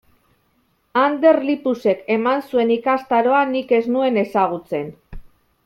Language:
Basque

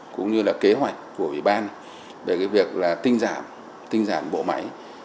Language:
Vietnamese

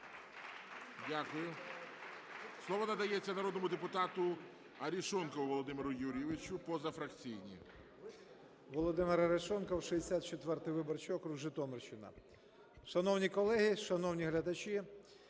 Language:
Ukrainian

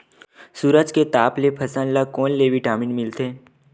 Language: Chhattisgarhi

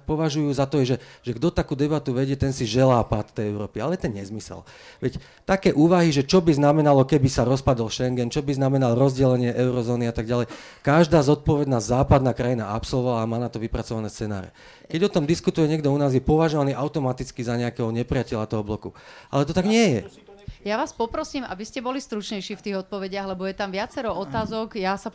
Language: Slovak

